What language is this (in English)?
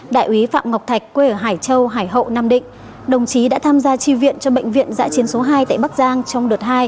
Vietnamese